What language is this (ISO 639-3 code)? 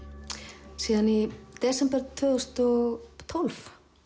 isl